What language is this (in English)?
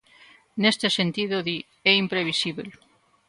Galician